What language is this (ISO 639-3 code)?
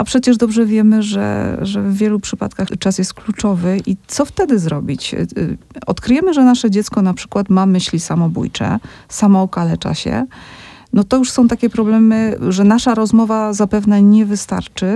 pol